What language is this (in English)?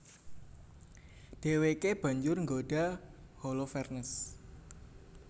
Javanese